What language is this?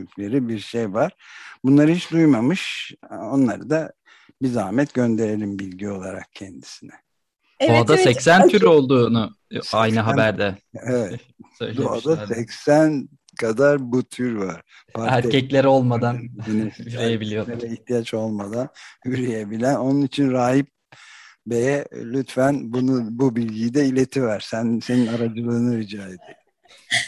Turkish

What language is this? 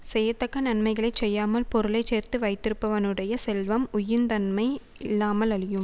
Tamil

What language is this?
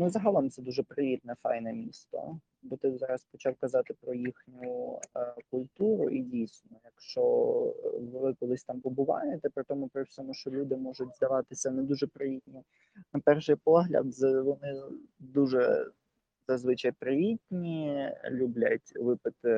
Ukrainian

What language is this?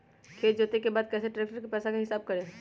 Magahi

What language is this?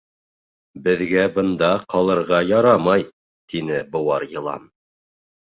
Bashkir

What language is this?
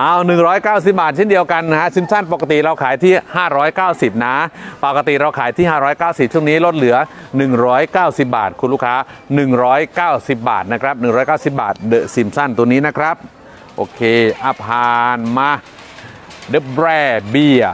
Thai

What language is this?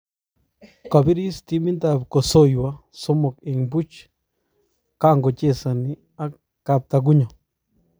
Kalenjin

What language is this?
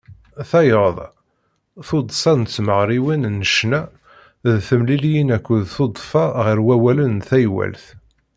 Kabyle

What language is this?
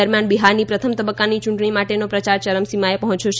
Gujarati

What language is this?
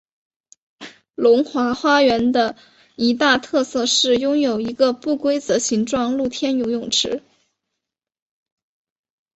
Chinese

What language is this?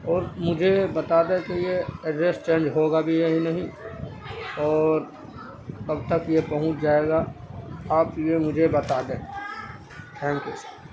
Urdu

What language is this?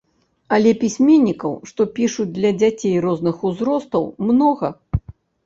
Belarusian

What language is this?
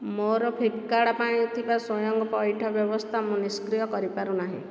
Odia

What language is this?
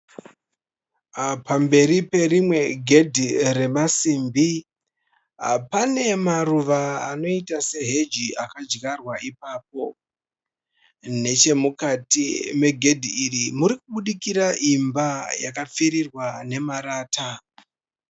Shona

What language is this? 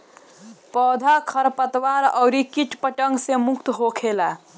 Bhojpuri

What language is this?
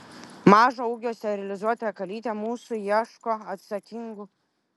Lithuanian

